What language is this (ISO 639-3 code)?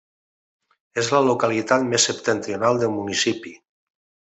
cat